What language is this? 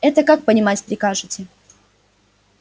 Russian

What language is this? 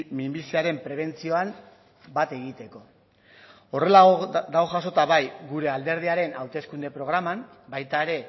Basque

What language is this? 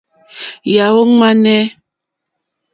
Mokpwe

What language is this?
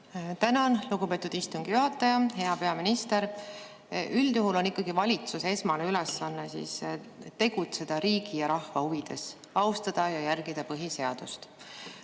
Estonian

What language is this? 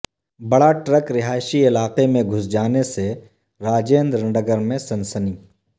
Urdu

